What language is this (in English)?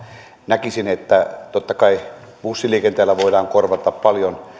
Finnish